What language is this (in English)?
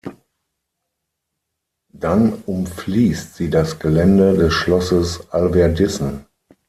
German